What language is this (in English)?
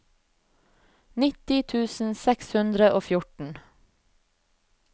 Norwegian